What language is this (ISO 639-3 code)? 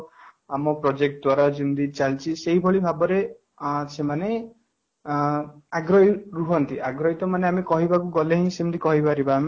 ori